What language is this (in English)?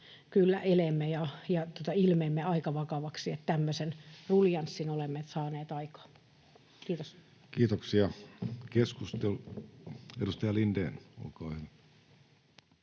Finnish